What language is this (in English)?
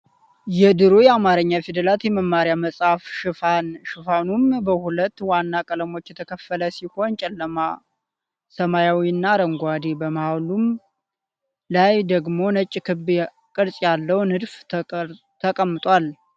Amharic